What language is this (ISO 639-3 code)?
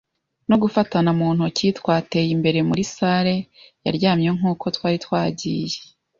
kin